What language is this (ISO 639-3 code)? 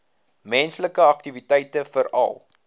afr